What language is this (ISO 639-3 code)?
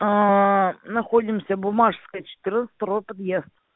rus